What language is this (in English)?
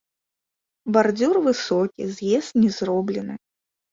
Belarusian